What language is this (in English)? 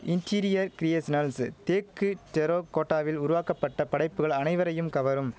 Tamil